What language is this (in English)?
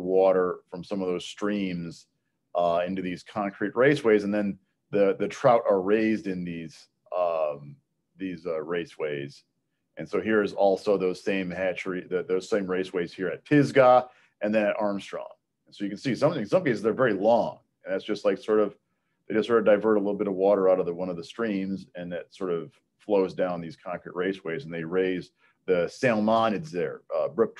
English